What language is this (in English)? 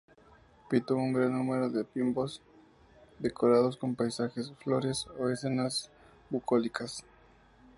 Spanish